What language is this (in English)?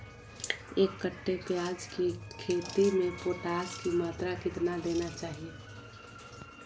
Magahi